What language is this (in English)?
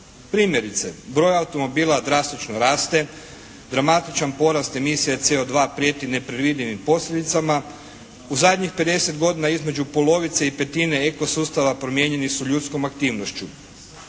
Croatian